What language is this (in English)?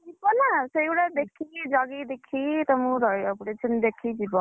Odia